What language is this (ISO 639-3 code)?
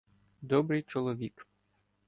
ukr